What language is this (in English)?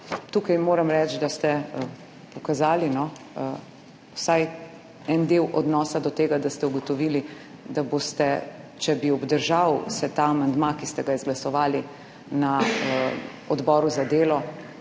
Slovenian